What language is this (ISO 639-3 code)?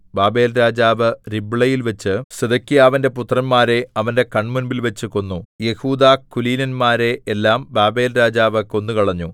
mal